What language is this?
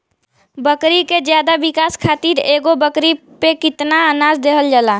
Bhojpuri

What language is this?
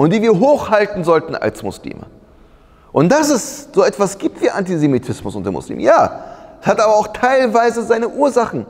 German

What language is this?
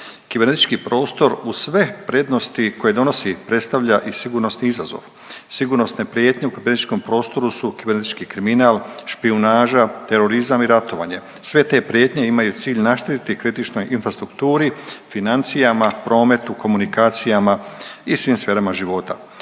Croatian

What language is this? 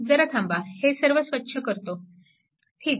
Marathi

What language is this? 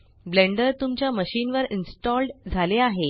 Marathi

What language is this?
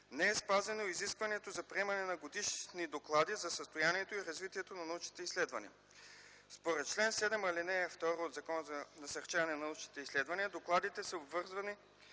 Bulgarian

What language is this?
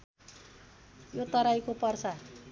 Nepali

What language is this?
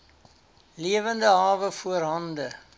Afrikaans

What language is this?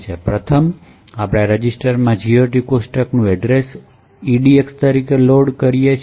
Gujarati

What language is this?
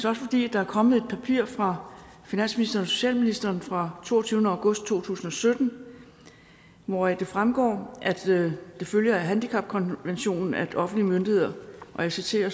Danish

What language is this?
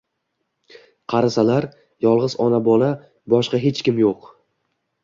Uzbek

